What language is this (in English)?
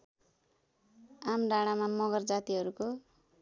Nepali